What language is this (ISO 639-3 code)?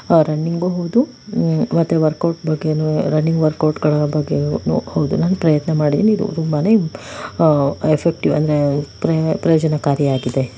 kan